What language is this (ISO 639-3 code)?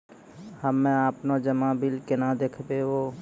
mai